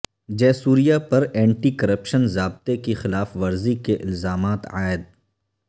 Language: Urdu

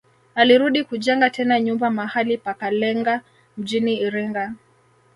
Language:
Swahili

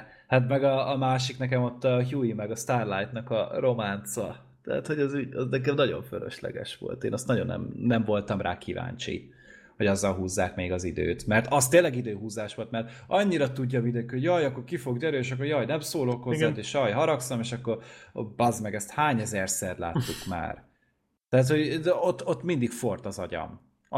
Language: Hungarian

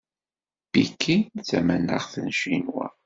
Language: Kabyle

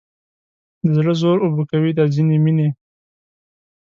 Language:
Pashto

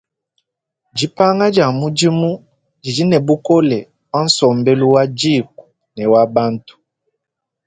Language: Luba-Lulua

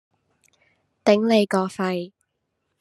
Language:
Cantonese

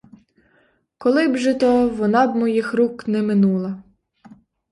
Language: Ukrainian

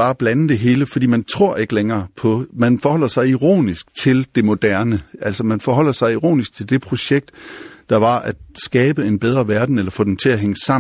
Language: Danish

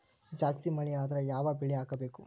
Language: Kannada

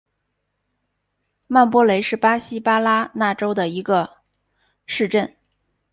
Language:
Chinese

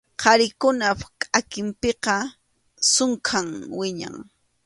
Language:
Arequipa-La Unión Quechua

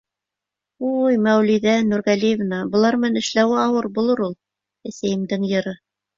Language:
Bashkir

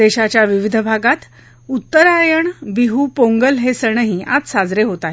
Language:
Marathi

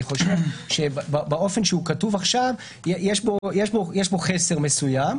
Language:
Hebrew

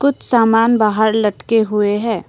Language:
Hindi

